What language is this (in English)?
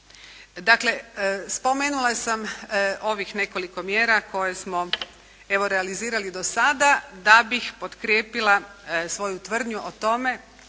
Croatian